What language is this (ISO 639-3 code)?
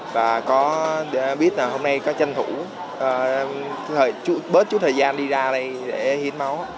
vie